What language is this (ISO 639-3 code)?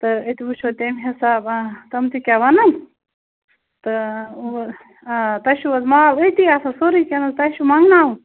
kas